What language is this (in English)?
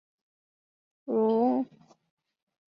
Chinese